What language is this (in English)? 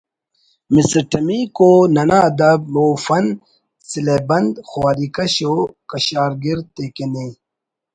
Brahui